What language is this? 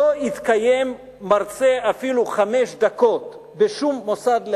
Hebrew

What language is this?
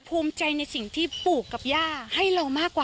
Thai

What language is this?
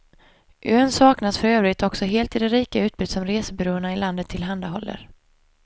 Swedish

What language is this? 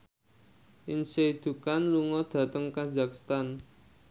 Javanese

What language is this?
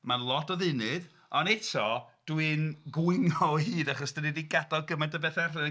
Welsh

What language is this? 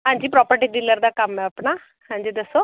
Punjabi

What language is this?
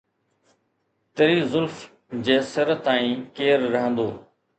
Sindhi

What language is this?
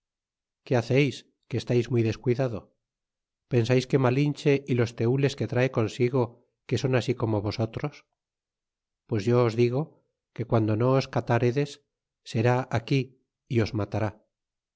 Spanish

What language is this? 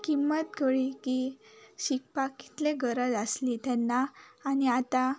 Konkani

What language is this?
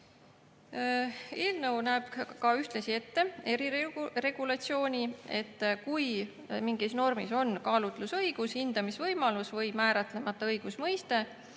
Estonian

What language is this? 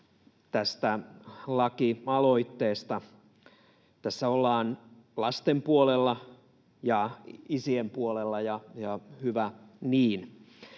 Finnish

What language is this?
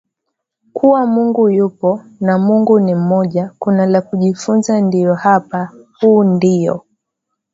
Swahili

